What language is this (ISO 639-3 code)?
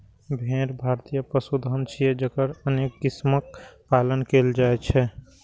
mai